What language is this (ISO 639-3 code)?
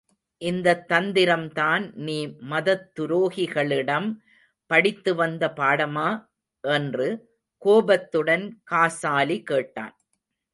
tam